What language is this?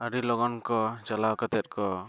Santali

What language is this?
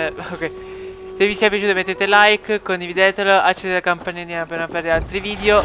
Italian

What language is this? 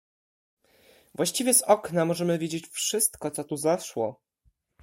Polish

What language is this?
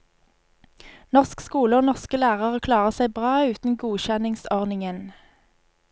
Norwegian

